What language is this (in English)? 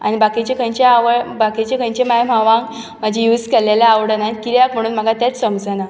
Konkani